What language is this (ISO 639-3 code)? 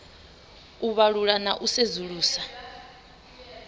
ven